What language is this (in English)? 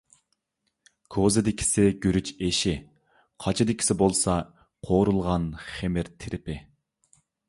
Uyghur